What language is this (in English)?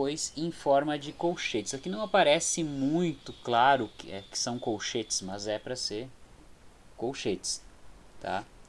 Portuguese